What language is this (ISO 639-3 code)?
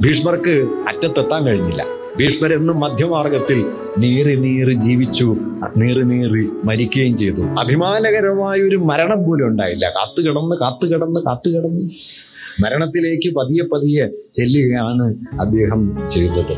mal